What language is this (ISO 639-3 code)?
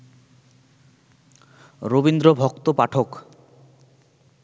ben